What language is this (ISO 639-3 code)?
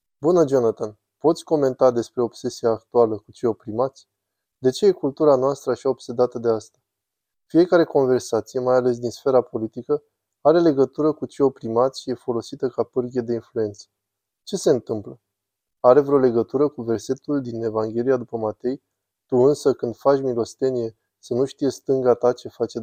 ron